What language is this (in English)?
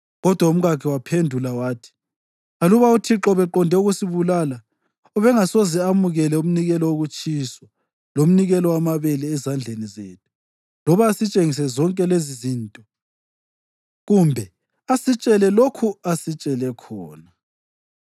North Ndebele